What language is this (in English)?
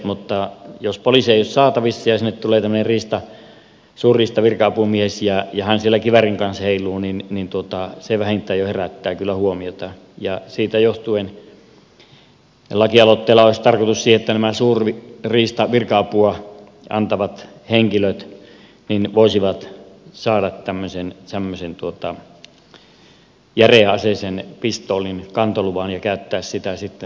Finnish